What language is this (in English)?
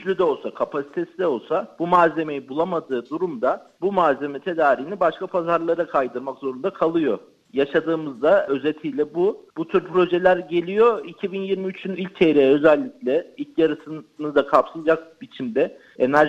Turkish